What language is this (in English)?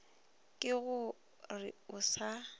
Northern Sotho